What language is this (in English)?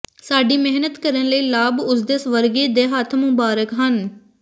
Punjabi